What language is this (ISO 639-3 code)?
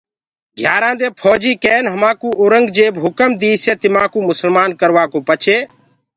ggg